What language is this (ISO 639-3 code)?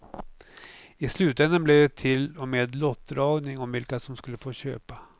swe